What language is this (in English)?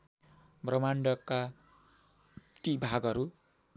Nepali